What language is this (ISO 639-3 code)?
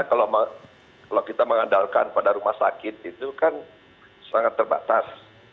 ind